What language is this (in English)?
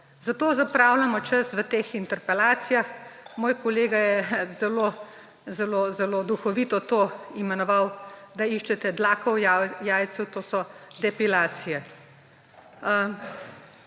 Slovenian